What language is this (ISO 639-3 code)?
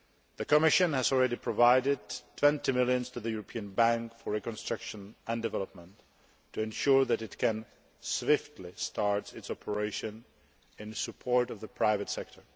eng